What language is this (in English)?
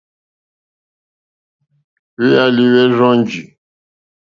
Mokpwe